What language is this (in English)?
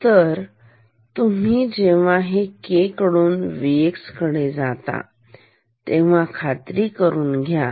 Marathi